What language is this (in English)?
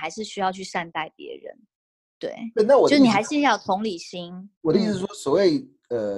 Chinese